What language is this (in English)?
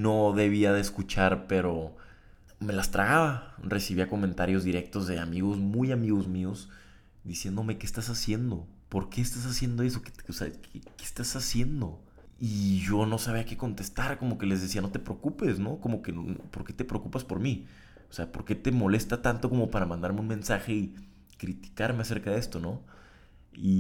Spanish